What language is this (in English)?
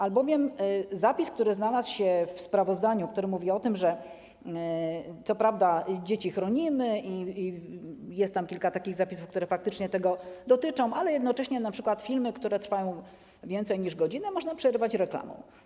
Polish